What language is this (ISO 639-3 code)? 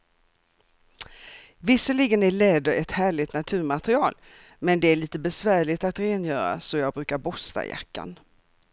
swe